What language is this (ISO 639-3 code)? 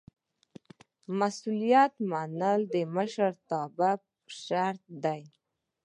pus